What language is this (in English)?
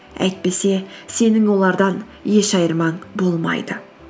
Kazakh